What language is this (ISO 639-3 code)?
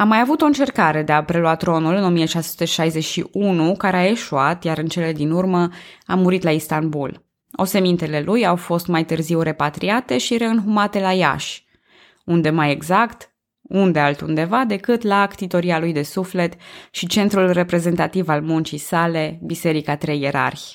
ron